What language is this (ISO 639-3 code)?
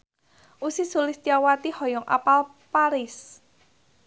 sun